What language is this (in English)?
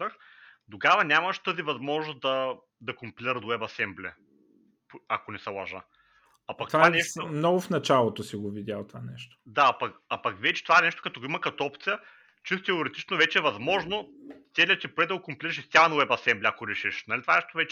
Bulgarian